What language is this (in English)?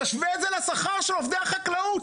Hebrew